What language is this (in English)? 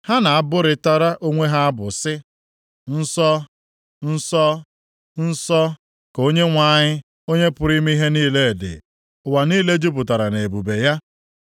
Igbo